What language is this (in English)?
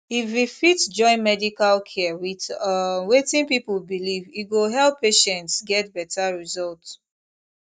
Nigerian Pidgin